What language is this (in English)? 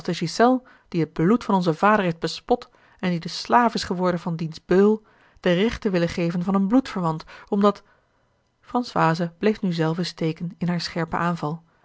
Dutch